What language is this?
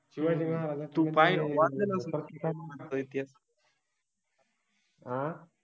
Marathi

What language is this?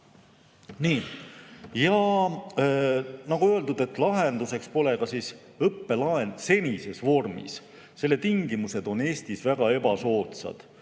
Estonian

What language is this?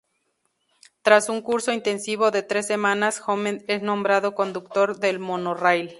Spanish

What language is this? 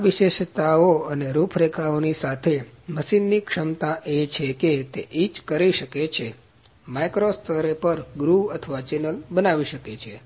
Gujarati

